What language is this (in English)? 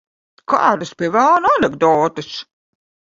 Latvian